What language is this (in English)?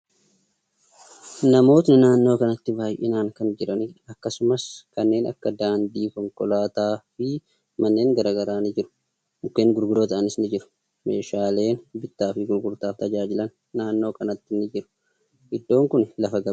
Oromo